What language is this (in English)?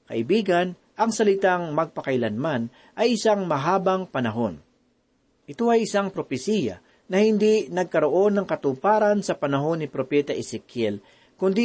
Filipino